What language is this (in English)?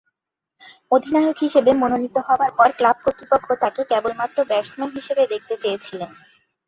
Bangla